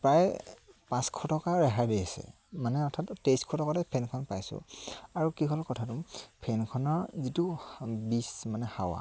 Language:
Assamese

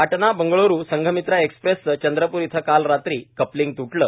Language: Marathi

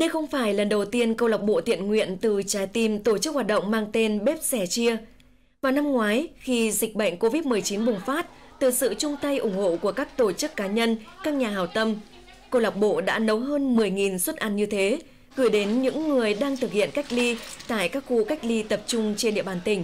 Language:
Vietnamese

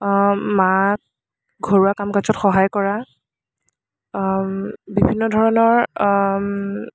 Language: Assamese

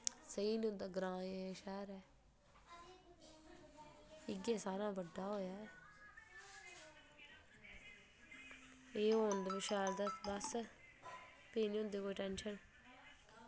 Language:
Dogri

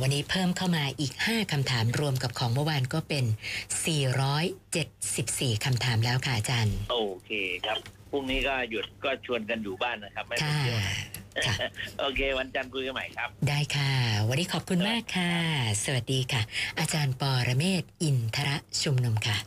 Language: Thai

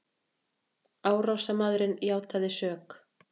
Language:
Icelandic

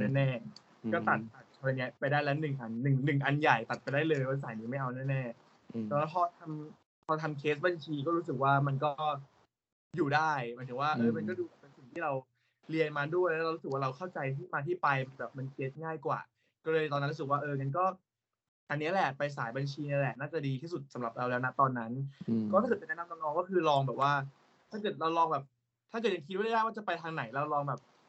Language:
Thai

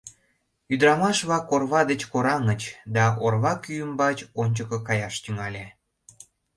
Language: Mari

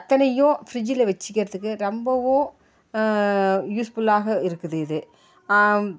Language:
Tamil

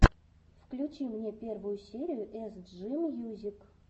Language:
Russian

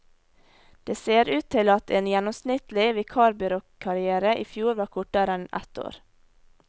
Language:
Norwegian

